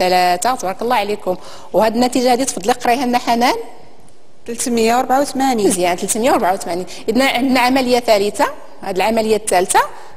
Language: Arabic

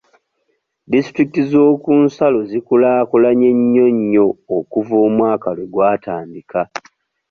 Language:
Ganda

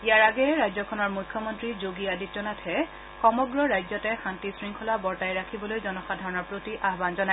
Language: Assamese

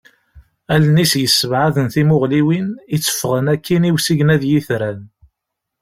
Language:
Kabyle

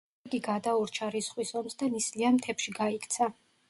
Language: Georgian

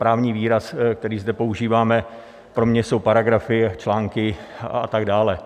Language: Czech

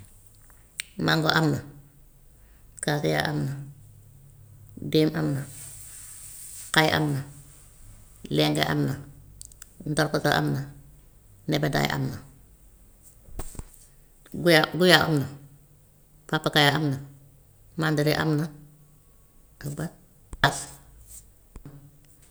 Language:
Gambian Wolof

